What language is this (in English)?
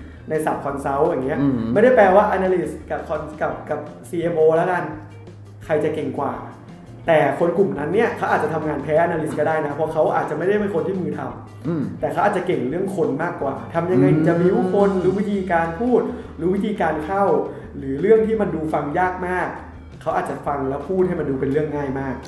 Thai